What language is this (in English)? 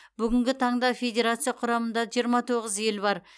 Kazakh